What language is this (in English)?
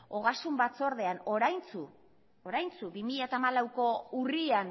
Basque